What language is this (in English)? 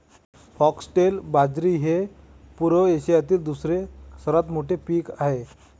Marathi